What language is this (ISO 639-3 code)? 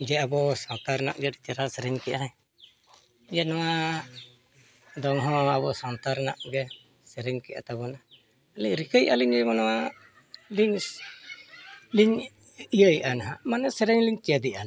sat